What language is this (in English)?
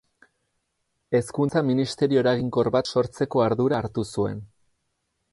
Basque